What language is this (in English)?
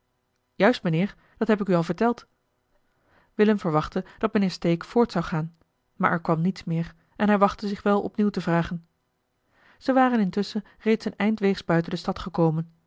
Dutch